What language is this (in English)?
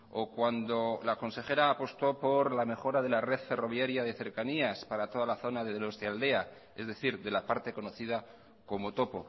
Spanish